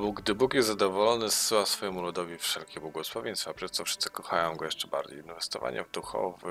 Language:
Polish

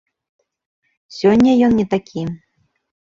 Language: Belarusian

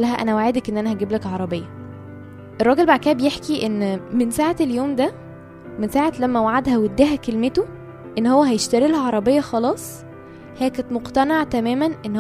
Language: Arabic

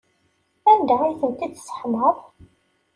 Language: Kabyle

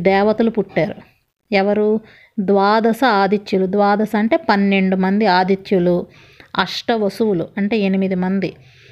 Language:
Telugu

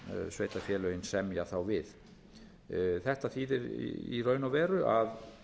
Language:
Icelandic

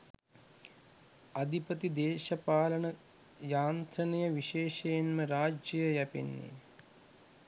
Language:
Sinhala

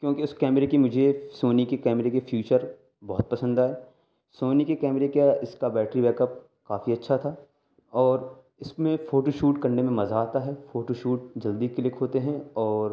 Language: Urdu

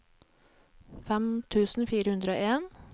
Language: Norwegian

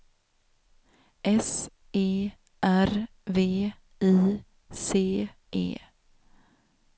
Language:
Swedish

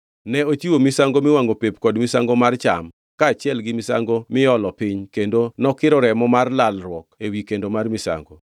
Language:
Luo (Kenya and Tanzania)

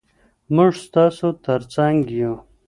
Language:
Pashto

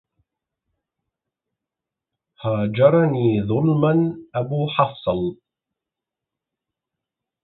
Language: Arabic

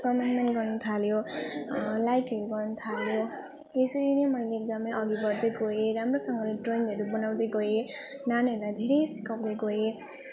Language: Nepali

